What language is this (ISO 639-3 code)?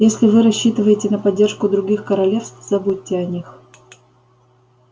rus